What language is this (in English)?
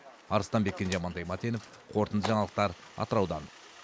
Kazakh